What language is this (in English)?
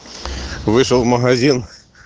Russian